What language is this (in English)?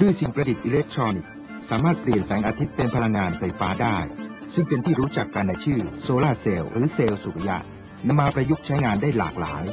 Thai